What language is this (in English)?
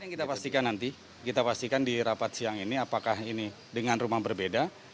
Indonesian